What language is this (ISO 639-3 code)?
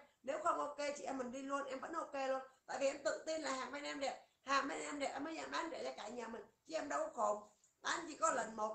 vie